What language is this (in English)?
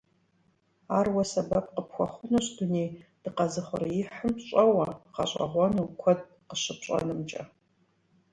Kabardian